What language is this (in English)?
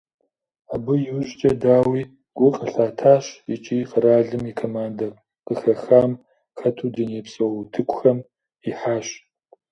Kabardian